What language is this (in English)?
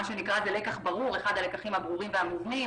Hebrew